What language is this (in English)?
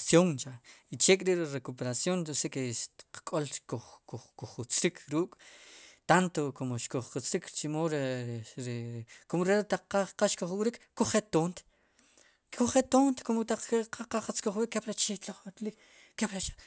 Sipacapense